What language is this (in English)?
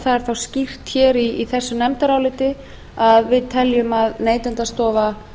Icelandic